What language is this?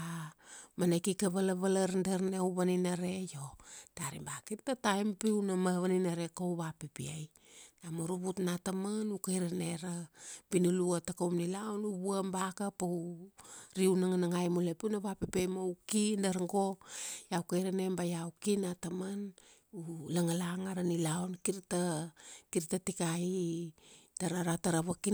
Kuanua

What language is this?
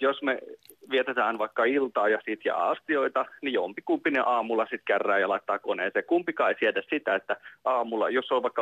Finnish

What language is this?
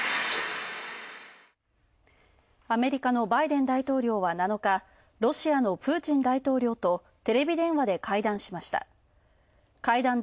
Japanese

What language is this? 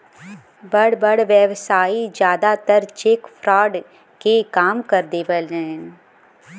Bhojpuri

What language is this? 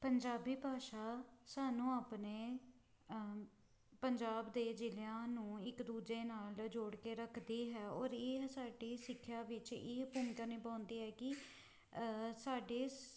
Punjabi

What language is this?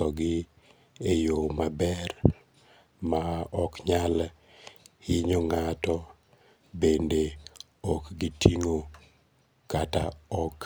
Luo (Kenya and Tanzania)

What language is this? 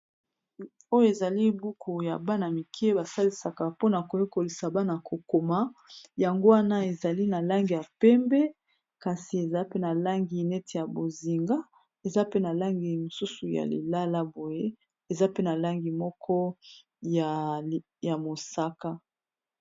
Lingala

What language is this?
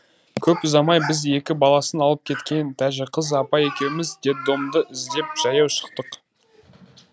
Kazakh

